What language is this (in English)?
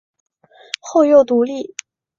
Chinese